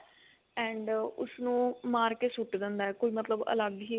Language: Punjabi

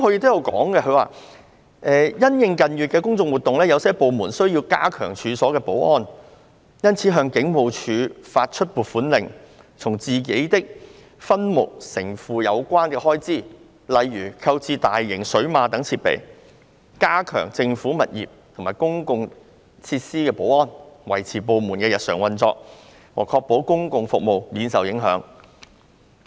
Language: Cantonese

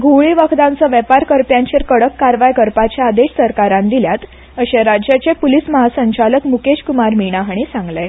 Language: Konkani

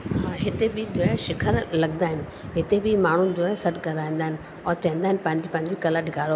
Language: Sindhi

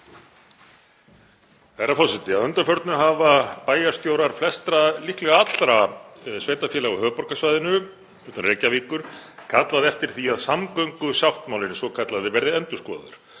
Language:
Icelandic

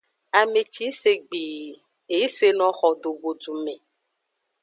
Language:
Aja (Benin)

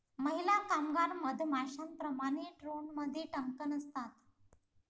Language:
Marathi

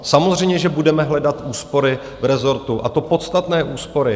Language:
Czech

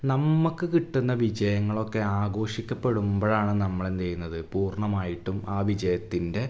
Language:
Malayalam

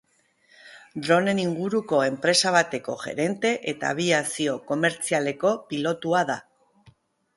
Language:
Basque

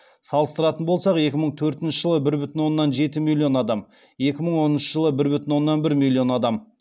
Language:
Kazakh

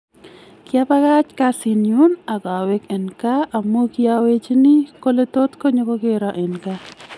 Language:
Kalenjin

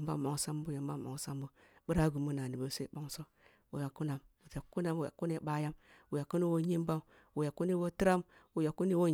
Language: Kulung (Nigeria)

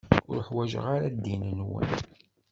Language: Kabyle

